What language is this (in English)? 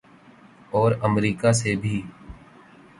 Urdu